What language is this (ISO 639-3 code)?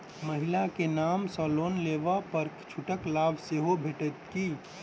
mai